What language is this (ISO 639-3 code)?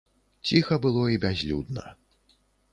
bel